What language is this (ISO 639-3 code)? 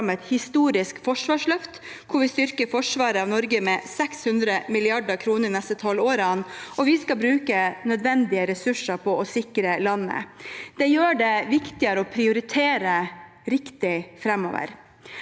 nor